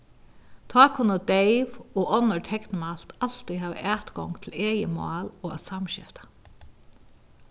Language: Faroese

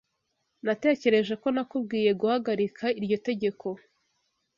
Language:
Kinyarwanda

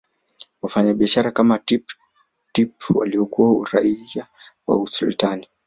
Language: Swahili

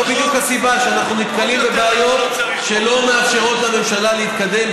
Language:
Hebrew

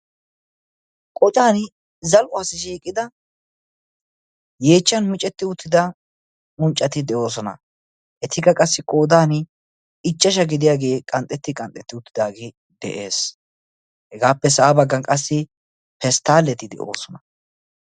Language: Wolaytta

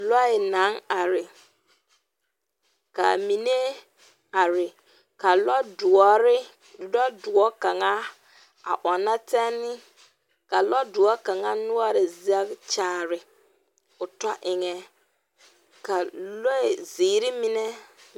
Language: Southern Dagaare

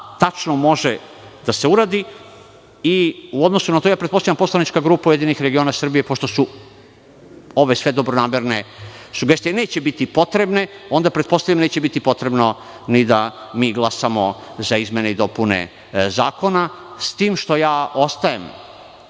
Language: Serbian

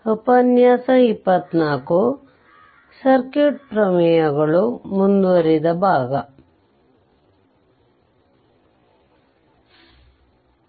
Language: Kannada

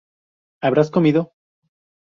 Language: Spanish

